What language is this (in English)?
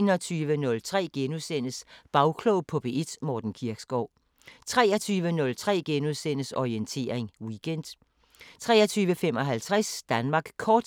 Danish